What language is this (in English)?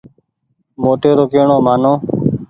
Goaria